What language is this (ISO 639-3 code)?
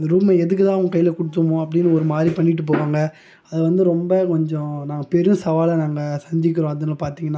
tam